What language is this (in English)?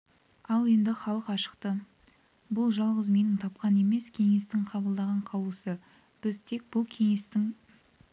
Kazakh